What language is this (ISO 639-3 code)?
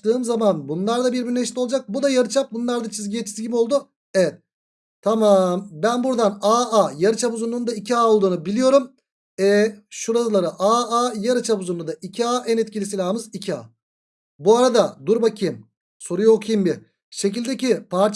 tur